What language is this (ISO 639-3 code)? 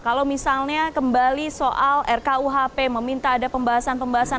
ind